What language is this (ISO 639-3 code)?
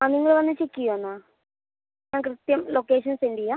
mal